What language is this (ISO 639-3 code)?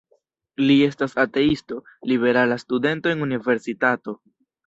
epo